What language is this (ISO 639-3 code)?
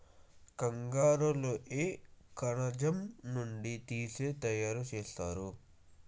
tel